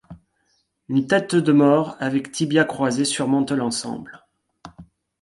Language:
French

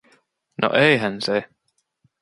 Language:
Finnish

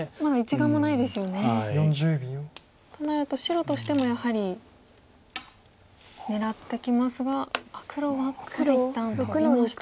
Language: Japanese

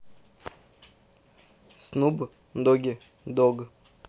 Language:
Russian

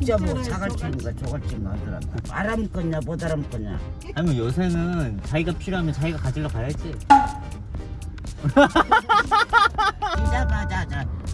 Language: Korean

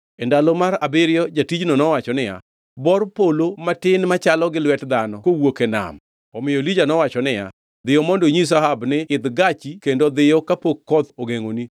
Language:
Luo (Kenya and Tanzania)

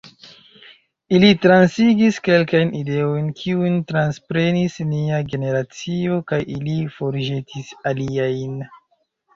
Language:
Esperanto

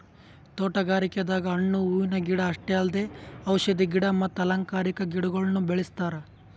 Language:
Kannada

